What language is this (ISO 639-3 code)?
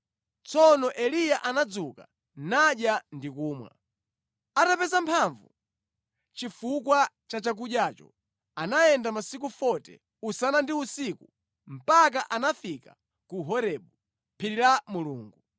nya